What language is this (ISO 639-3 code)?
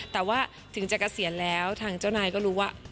tha